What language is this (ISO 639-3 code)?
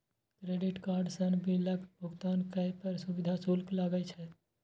mai